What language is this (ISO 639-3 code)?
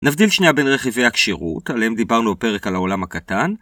heb